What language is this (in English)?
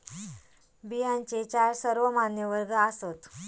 Marathi